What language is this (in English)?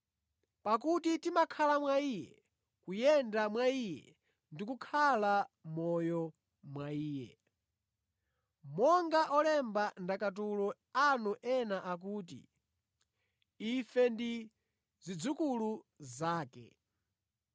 Nyanja